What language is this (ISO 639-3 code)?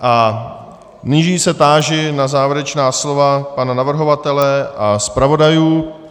ces